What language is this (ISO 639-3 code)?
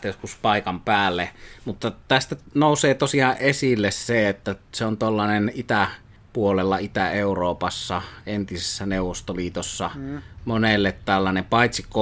fin